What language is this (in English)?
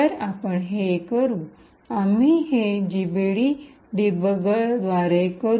Marathi